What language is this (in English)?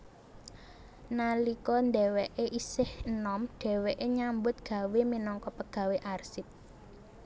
Javanese